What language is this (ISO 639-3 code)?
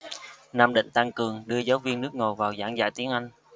vie